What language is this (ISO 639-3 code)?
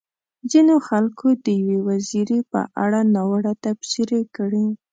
pus